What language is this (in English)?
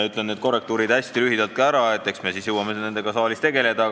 Estonian